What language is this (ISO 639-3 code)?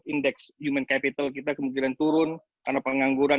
ind